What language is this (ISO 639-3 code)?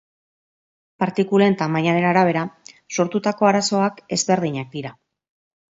eus